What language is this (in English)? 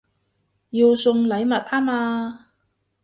Cantonese